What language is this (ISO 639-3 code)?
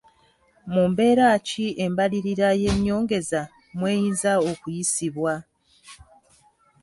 lug